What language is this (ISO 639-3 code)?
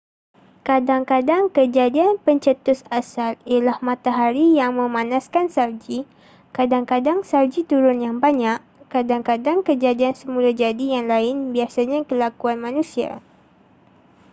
msa